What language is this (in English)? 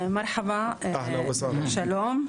Hebrew